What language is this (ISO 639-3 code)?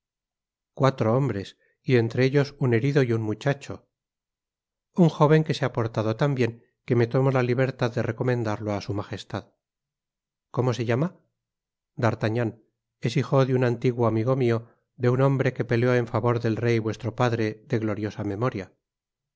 spa